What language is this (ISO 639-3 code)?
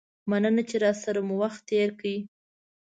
pus